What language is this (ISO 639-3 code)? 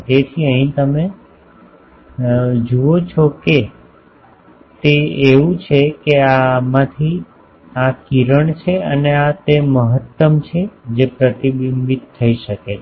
guj